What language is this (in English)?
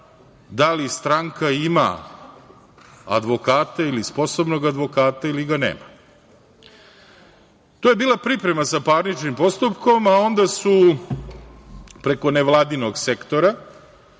Serbian